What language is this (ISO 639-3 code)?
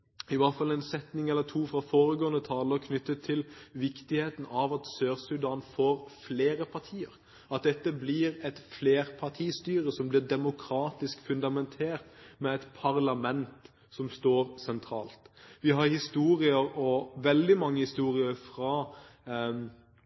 nob